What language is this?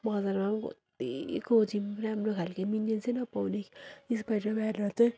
Nepali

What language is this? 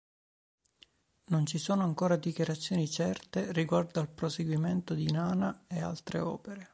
Italian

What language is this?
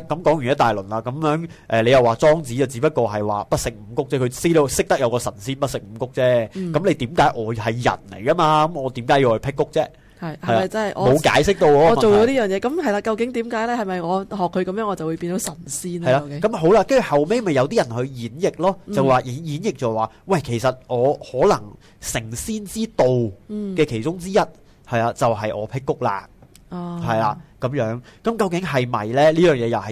Chinese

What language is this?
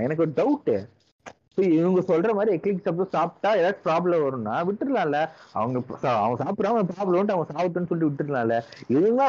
Tamil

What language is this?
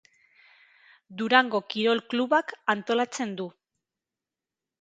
Basque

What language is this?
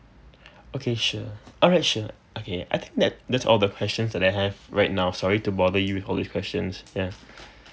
English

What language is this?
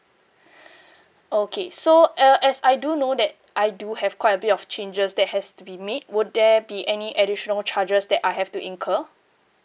English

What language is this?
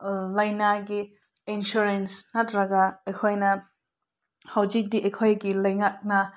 Manipuri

